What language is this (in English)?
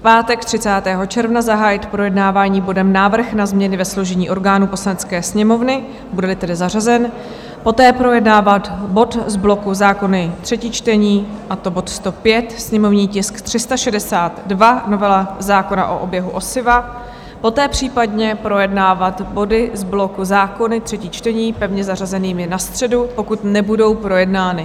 Czech